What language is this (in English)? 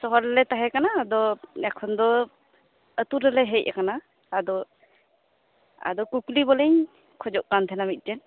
Santali